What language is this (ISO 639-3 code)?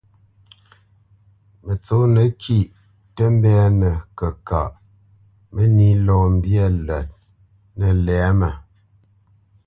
bce